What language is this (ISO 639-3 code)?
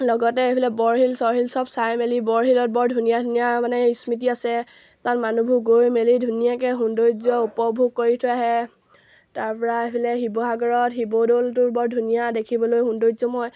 asm